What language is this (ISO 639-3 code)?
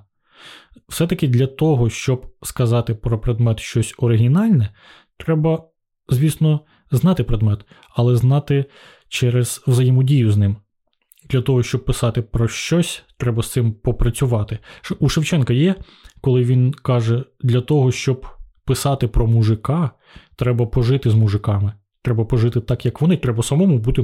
ukr